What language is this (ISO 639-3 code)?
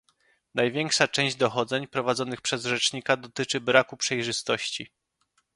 pol